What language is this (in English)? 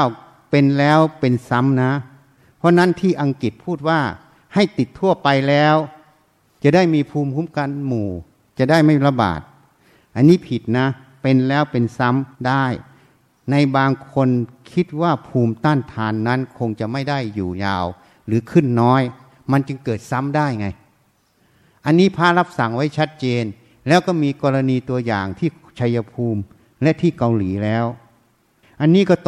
Thai